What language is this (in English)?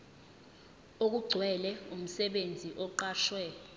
Zulu